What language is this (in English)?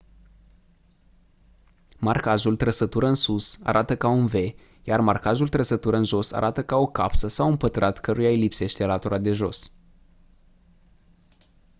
Romanian